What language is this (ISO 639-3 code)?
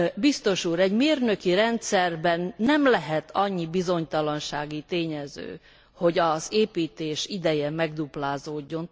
hun